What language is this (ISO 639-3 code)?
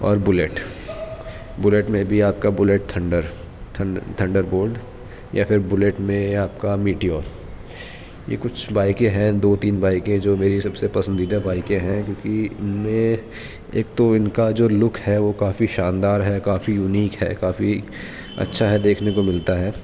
urd